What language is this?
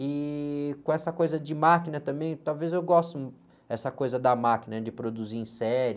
Portuguese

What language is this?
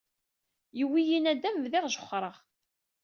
Kabyle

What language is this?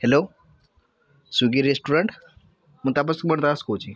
Odia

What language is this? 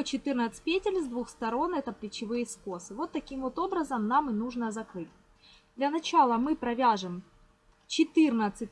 Russian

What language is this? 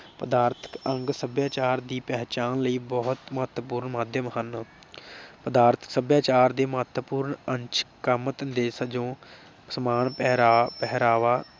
Punjabi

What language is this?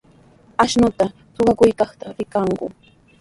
Sihuas Ancash Quechua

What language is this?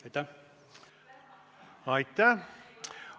Estonian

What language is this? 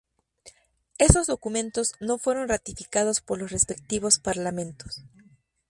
Spanish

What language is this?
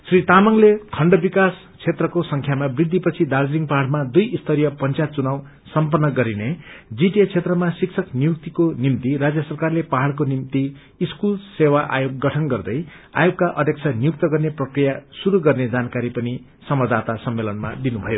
Nepali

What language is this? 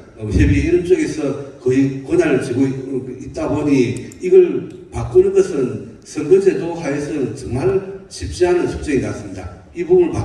Korean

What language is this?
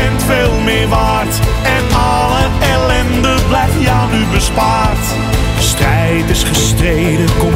Dutch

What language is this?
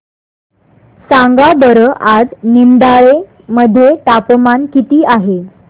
Marathi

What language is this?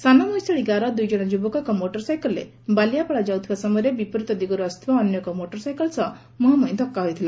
Odia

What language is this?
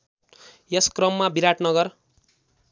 Nepali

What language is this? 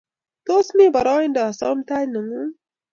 Kalenjin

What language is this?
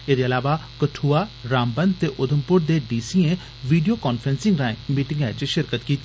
Dogri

